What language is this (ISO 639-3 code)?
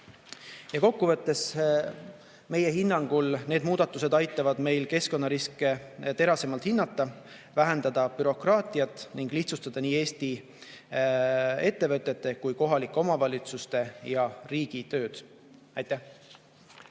est